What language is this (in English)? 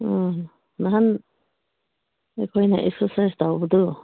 Manipuri